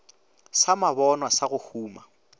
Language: Northern Sotho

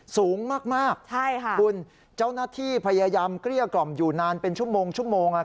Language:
Thai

